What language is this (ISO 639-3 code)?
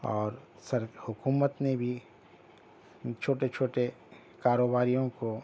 urd